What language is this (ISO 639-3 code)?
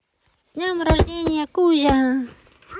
rus